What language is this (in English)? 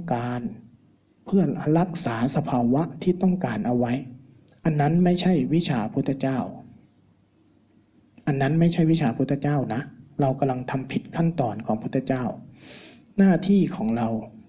Thai